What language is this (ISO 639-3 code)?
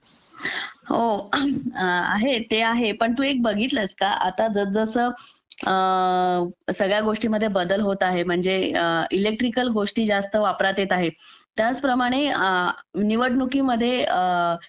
mar